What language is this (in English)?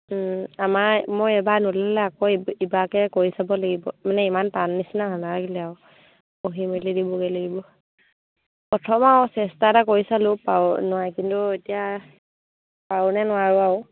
Assamese